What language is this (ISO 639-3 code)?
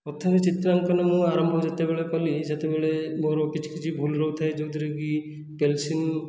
ori